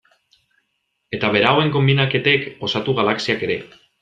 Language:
Basque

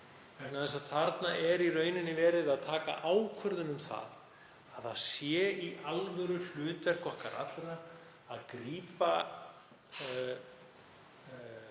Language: Icelandic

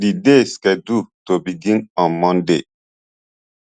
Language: Nigerian Pidgin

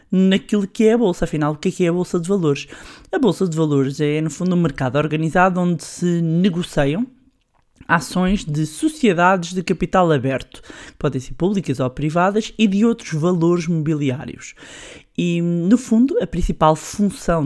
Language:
Portuguese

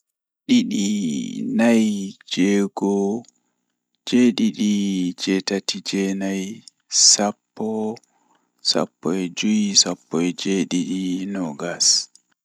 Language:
Fula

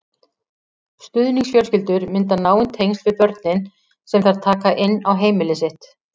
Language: Icelandic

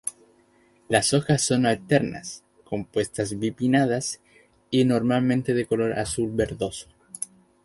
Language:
Spanish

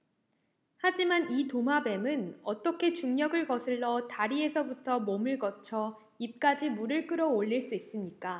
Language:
Korean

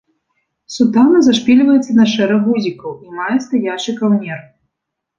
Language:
Belarusian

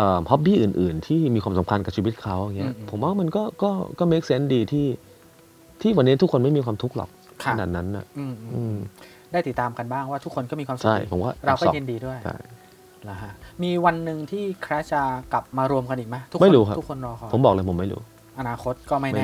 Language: Thai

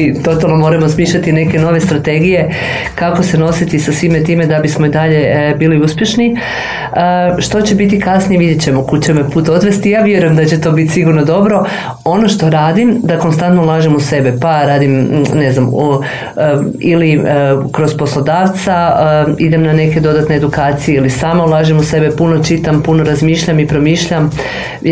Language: Croatian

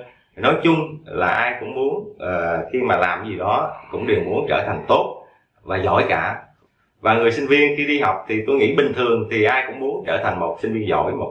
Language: Vietnamese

